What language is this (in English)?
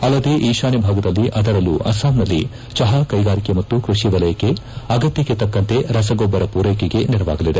Kannada